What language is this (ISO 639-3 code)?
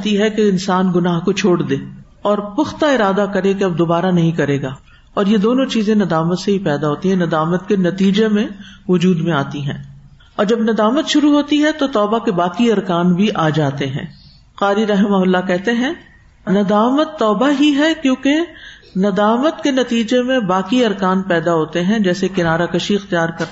urd